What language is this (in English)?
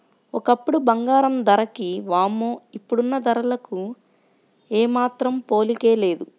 Telugu